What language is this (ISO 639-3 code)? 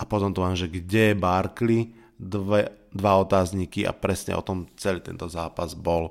slk